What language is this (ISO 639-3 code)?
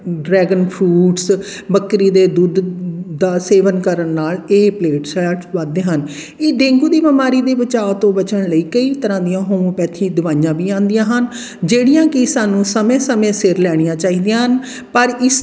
pan